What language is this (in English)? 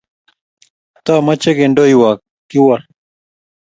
Kalenjin